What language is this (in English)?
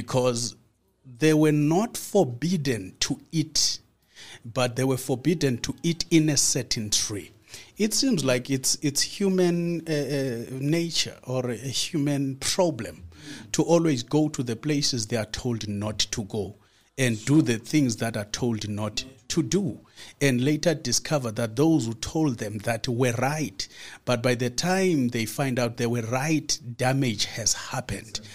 English